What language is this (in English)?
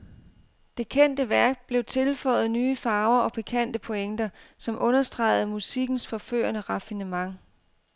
Danish